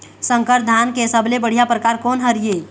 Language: Chhattisgarhi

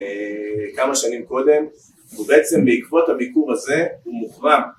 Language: Hebrew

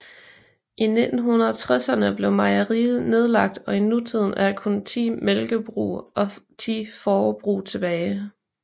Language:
Danish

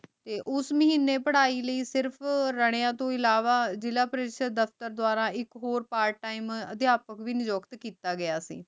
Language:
Punjabi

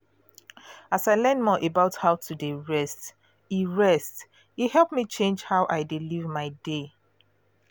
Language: Nigerian Pidgin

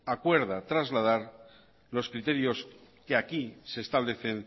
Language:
Spanish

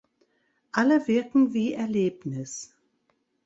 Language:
German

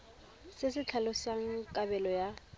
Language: Tswana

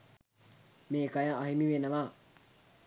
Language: Sinhala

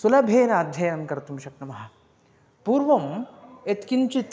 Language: Sanskrit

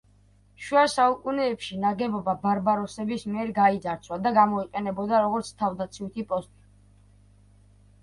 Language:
Georgian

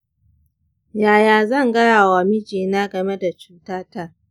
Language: Hausa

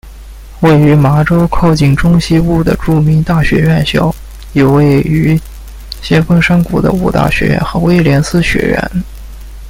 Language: Chinese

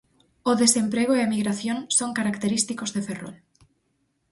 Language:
Galician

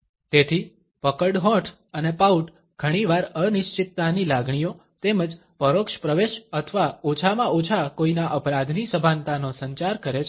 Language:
Gujarati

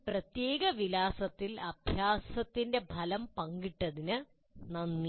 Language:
Malayalam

